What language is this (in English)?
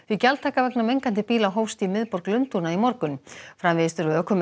Icelandic